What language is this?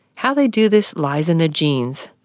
English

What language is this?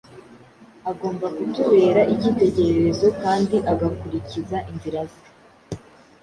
Kinyarwanda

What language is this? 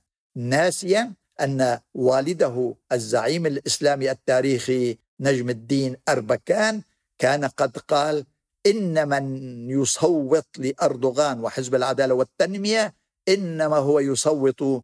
Arabic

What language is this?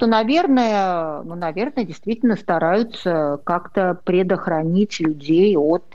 Russian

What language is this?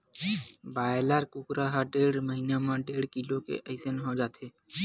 Chhattisgarhi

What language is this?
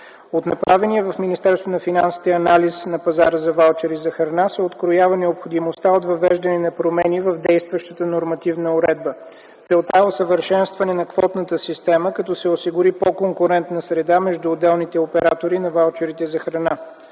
Bulgarian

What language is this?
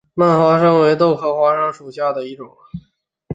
Chinese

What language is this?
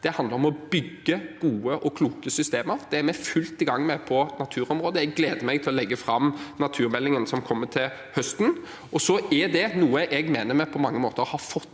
Norwegian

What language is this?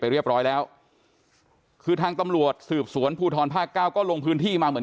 Thai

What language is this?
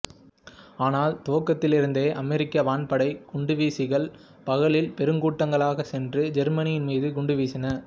Tamil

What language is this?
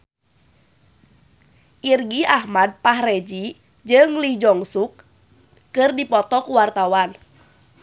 Sundanese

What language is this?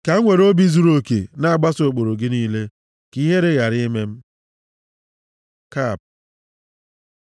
Igbo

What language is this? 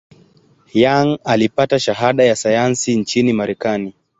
Swahili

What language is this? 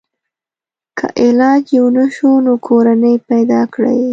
Pashto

